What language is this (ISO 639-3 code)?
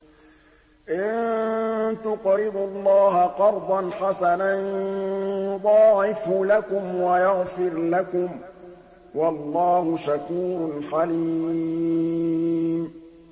ara